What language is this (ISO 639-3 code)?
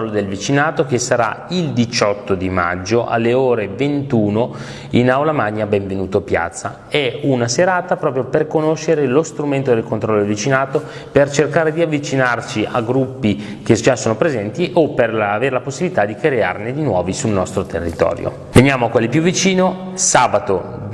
ita